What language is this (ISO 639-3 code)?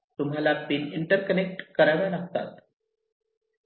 mar